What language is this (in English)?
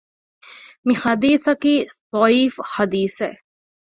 Divehi